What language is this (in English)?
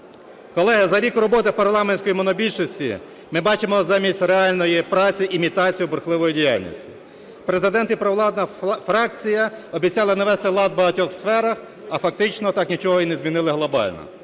Ukrainian